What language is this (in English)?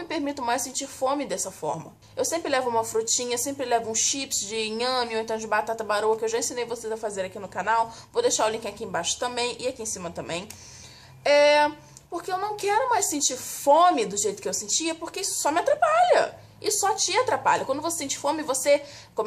Portuguese